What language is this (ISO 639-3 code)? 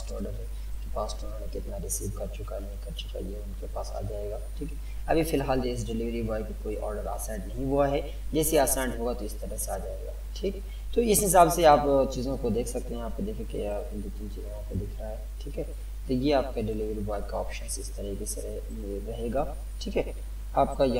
hin